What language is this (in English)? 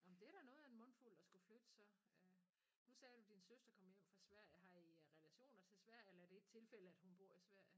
Danish